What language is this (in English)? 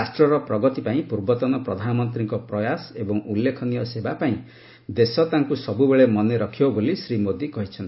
Odia